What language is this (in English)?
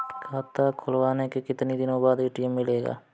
Hindi